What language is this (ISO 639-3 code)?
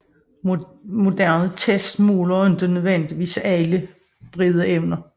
dan